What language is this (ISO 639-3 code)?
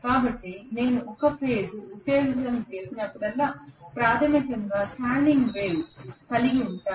tel